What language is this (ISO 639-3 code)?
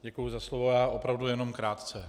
ces